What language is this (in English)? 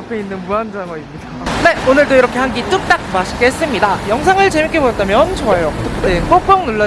Korean